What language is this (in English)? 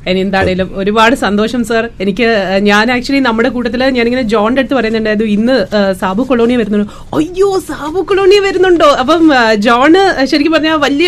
Malayalam